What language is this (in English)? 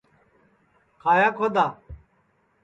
Sansi